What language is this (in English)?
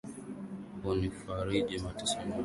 Swahili